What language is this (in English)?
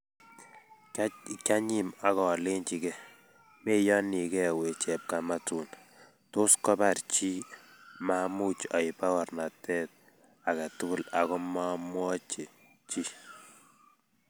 Kalenjin